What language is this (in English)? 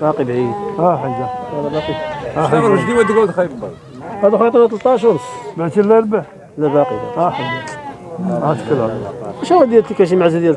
Arabic